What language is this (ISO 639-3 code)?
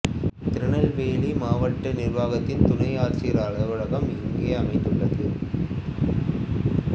tam